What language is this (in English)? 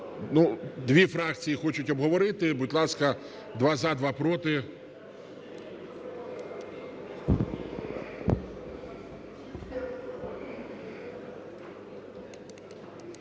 Ukrainian